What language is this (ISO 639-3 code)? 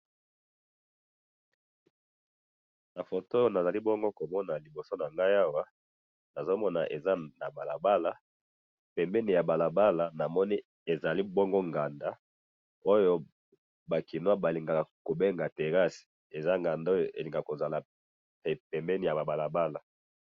lin